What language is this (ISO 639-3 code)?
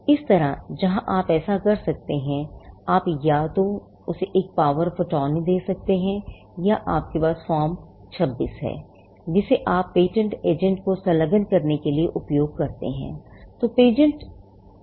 hin